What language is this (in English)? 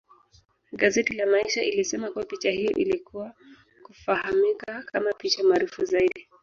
Swahili